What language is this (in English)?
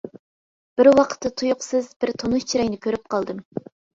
Uyghur